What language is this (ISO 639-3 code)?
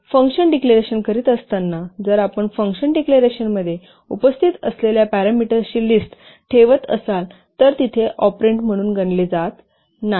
mar